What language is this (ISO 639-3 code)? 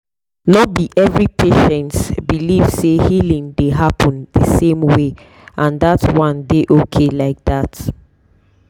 pcm